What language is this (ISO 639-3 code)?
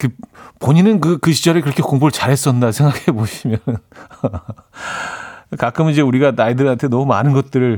kor